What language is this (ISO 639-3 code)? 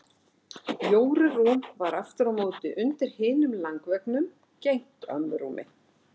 isl